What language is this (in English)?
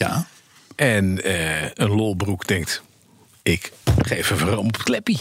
Dutch